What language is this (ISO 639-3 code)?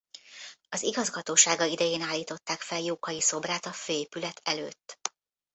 hun